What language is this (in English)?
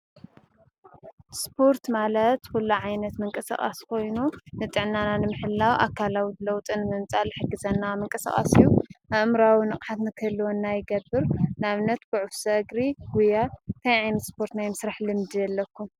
Tigrinya